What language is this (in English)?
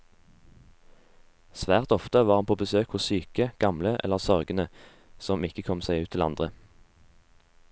Norwegian